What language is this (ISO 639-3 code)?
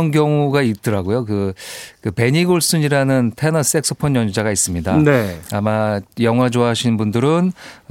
kor